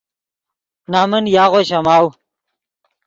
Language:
Yidgha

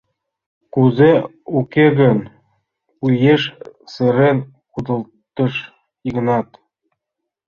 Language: Mari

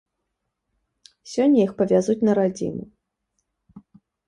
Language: Belarusian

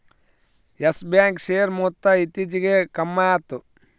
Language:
Kannada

